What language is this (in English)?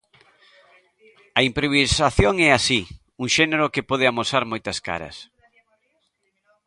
Galician